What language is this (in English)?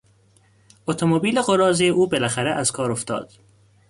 Persian